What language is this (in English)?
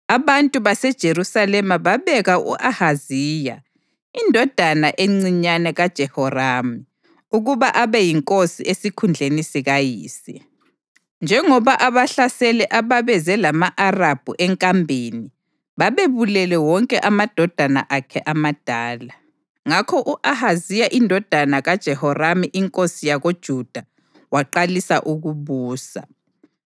North Ndebele